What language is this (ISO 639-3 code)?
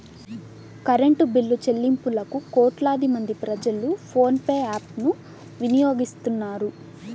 tel